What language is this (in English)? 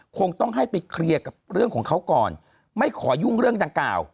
Thai